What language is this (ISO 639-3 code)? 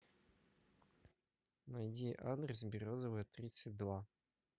rus